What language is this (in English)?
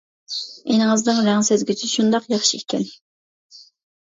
Uyghur